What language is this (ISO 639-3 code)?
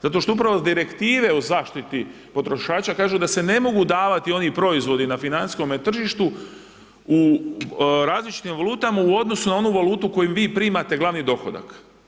hrv